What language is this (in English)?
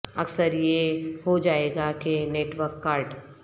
Urdu